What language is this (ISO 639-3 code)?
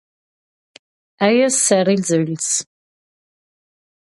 roh